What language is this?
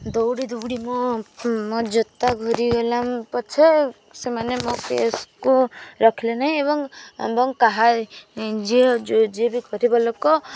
Odia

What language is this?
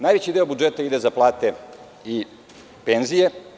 Serbian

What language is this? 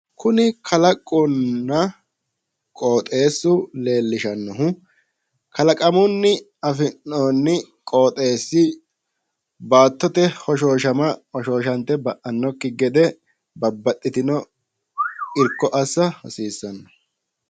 Sidamo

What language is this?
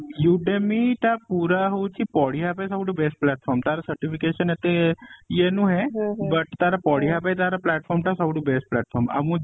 Odia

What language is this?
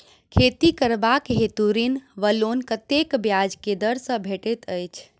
Maithili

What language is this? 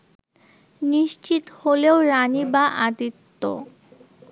Bangla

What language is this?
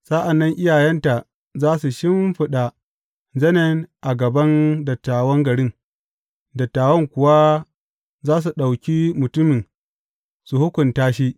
Hausa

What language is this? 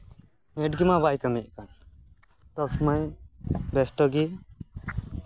Santali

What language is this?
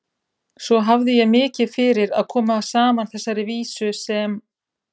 Icelandic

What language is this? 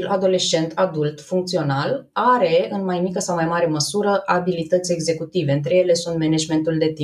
Romanian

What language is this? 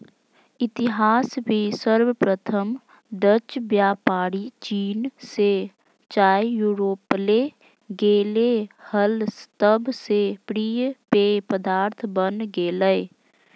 Magahi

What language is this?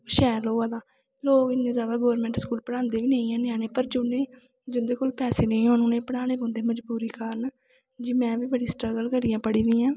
Dogri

